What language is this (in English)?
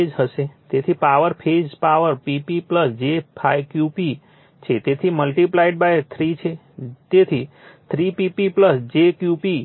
Gujarati